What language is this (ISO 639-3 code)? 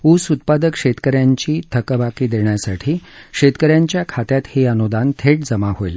mar